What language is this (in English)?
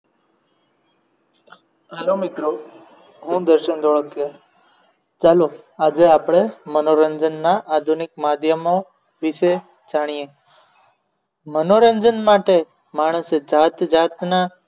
Gujarati